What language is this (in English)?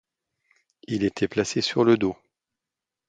French